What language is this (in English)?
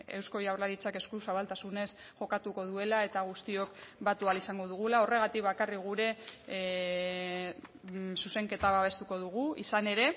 Basque